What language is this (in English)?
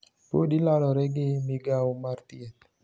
Luo (Kenya and Tanzania)